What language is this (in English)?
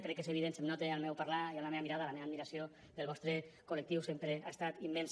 Catalan